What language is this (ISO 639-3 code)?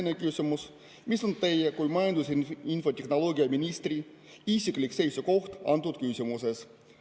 est